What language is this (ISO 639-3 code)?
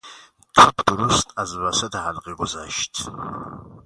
fas